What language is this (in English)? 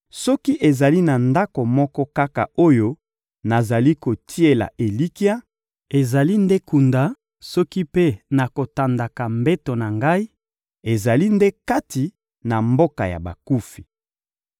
Lingala